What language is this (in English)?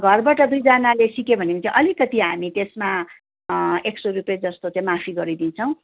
Nepali